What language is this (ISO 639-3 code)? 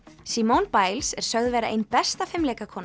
isl